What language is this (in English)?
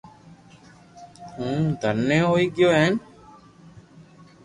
Loarki